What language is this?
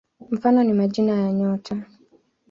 Swahili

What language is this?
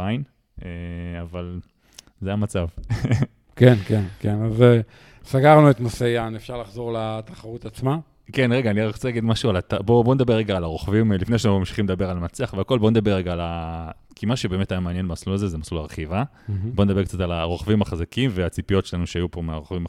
Hebrew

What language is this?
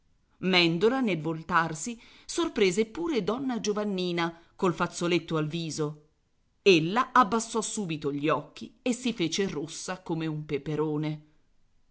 Italian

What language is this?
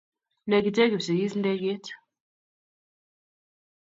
Kalenjin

